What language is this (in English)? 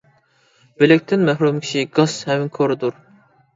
Uyghur